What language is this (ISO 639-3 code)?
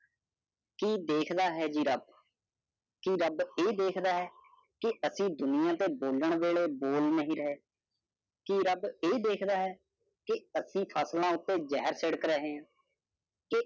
pan